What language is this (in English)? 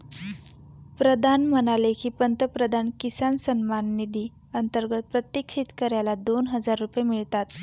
Marathi